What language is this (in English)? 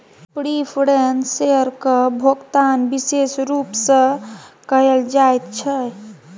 Maithili